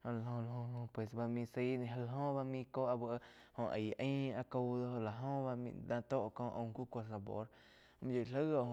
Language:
Quiotepec Chinantec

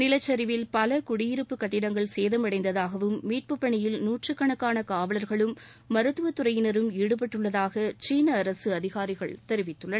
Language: Tamil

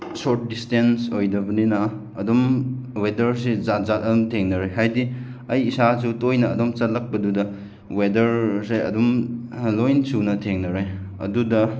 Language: Manipuri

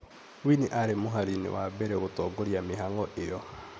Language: Kikuyu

